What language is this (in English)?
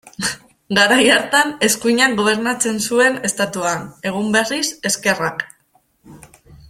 Basque